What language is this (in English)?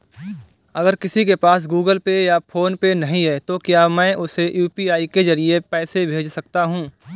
Hindi